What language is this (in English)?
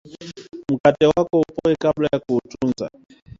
Swahili